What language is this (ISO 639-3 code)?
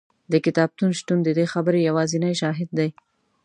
pus